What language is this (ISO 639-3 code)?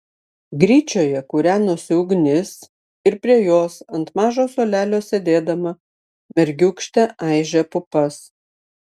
lit